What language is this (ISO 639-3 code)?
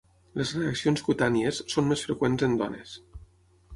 cat